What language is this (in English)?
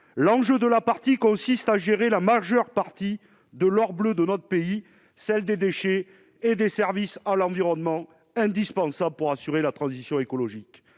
French